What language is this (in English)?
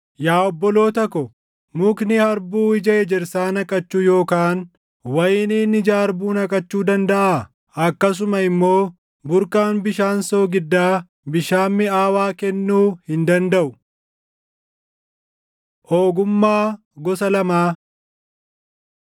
Oromo